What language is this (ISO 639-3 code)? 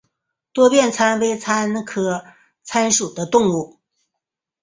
zho